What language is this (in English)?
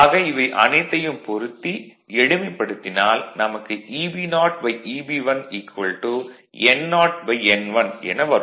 Tamil